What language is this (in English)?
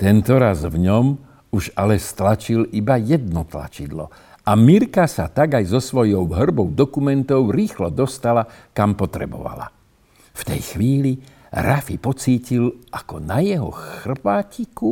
Slovak